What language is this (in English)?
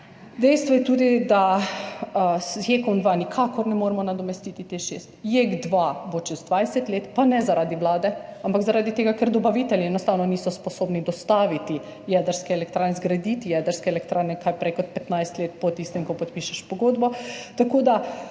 Slovenian